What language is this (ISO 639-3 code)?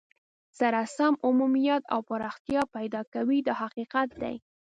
pus